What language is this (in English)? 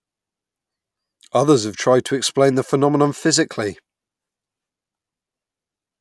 English